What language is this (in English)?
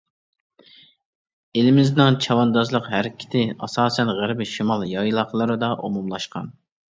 Uyghur